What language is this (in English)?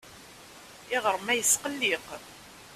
Kabyle